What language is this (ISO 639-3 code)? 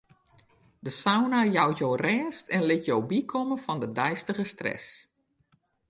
fry